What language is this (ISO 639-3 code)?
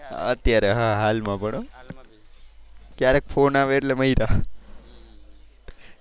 guj